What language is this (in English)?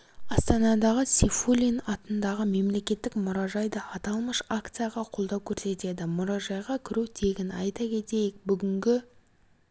Kazakh